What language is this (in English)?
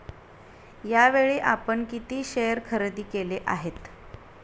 Marathi